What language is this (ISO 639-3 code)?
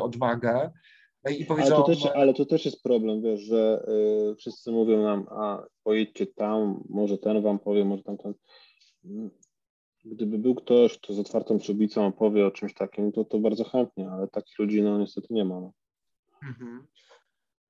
pol